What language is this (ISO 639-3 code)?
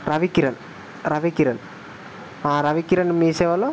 tel